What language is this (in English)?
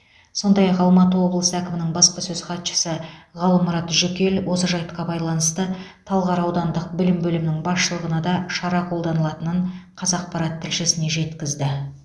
Kazakh